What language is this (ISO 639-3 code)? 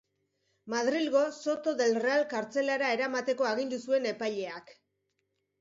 eus